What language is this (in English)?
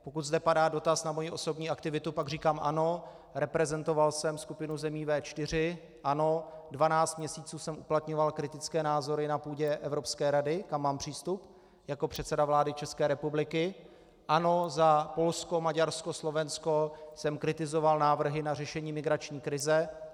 Czech